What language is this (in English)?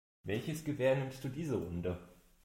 German